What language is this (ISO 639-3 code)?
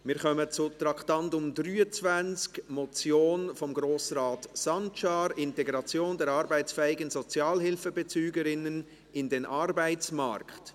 gsw